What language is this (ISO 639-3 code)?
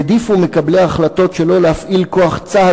heb